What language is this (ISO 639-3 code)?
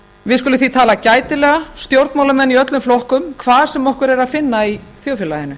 isl